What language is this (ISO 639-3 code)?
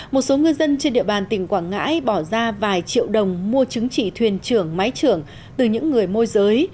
vie